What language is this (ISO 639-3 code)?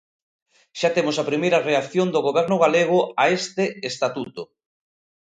glg